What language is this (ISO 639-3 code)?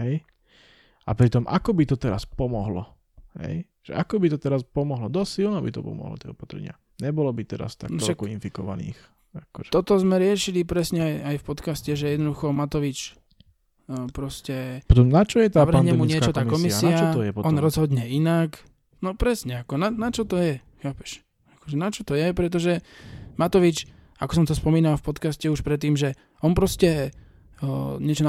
slk